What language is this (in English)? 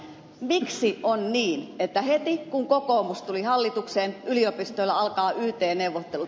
Finnish